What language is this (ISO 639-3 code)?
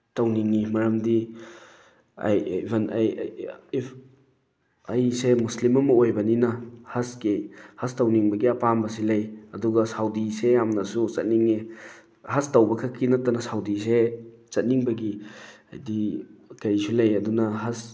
mni